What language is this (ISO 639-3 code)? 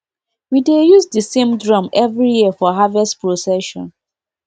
pcm